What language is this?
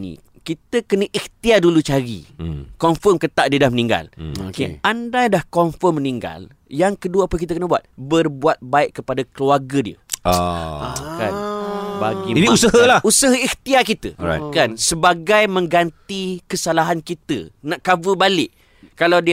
Malay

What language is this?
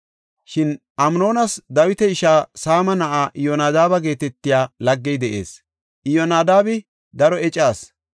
Gofa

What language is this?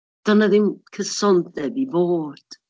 Welsh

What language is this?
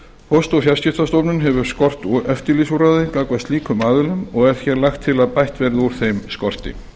Icelandic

